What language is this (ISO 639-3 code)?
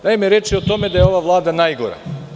srp